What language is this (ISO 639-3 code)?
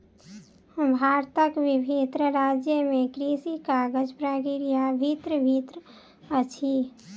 mai